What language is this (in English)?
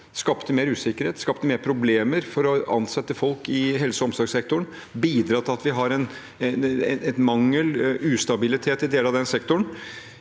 Norwegian